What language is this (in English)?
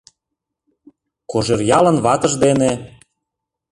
Mari